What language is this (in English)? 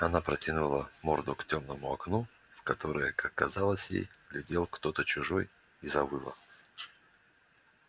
Russian